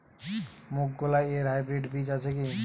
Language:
Bangla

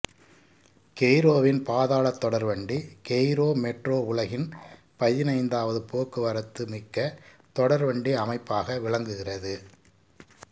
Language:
Tamil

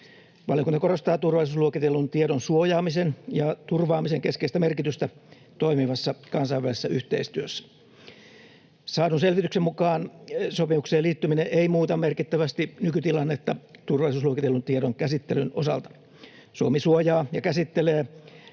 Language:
Finnish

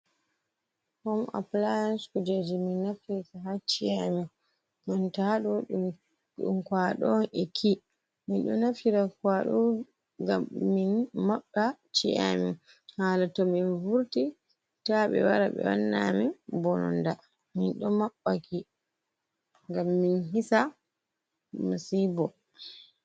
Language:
Fula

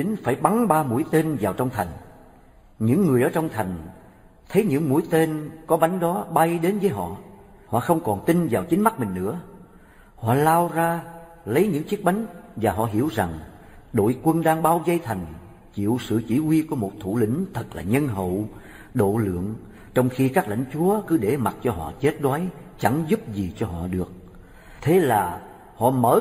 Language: Vietnamese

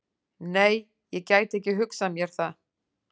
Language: Icelandic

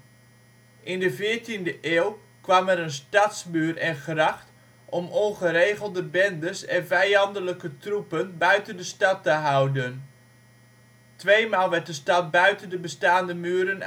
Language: Dutch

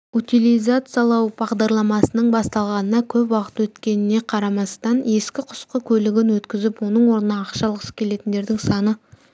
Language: Kazakh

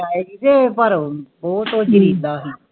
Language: Punjabi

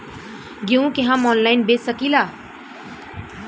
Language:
Bhojpuri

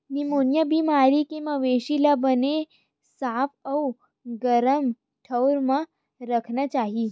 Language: Chhattisgarhi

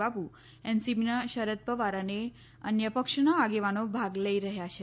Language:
Gujarati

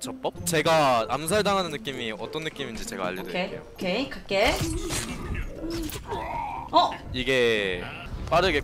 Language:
Korean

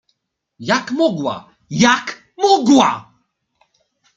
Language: Polish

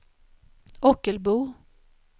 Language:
Swedish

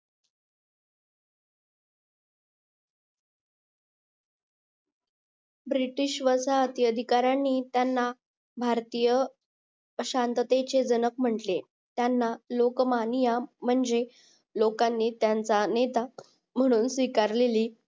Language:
Marathi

